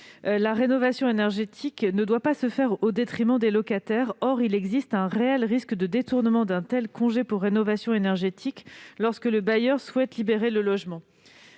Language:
French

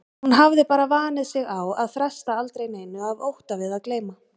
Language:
Icelandic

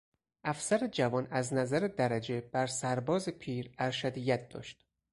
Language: Persian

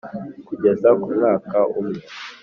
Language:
Kinyarwanda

